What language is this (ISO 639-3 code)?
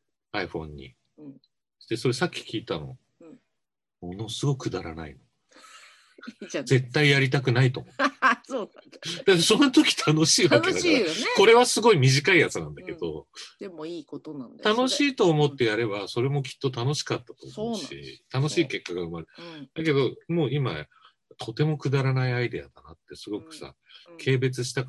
jpn